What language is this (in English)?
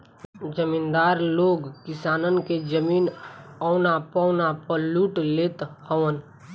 Bhojpuri